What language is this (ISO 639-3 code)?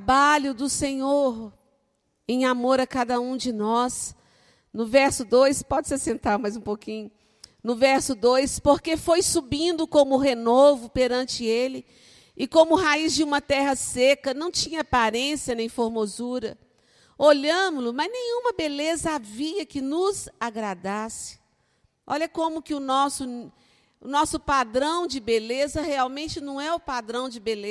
por